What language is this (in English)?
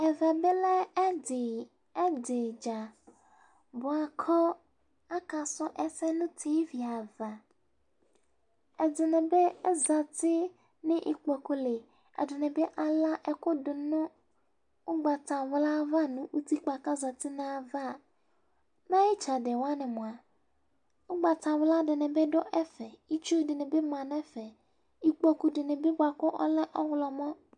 Ikposo